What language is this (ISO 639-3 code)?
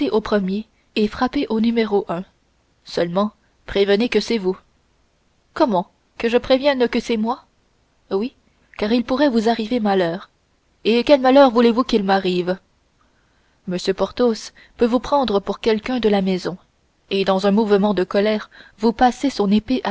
fra